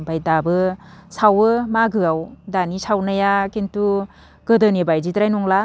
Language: Bodo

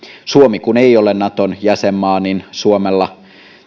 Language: Finnish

